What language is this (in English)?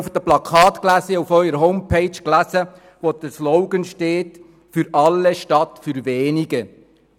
Swiss German